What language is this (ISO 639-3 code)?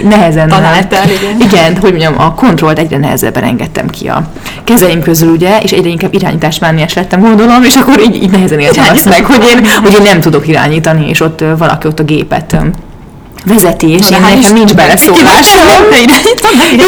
hun